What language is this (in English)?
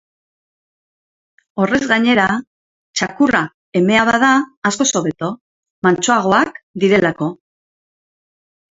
Basque